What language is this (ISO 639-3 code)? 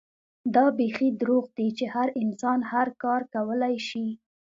pus